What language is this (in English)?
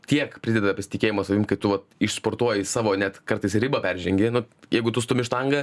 Lithuanian